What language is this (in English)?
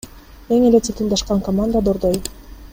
Kyrgyz